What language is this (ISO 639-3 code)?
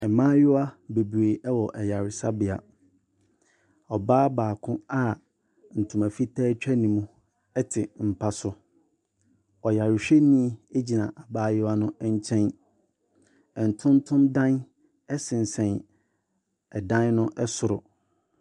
aka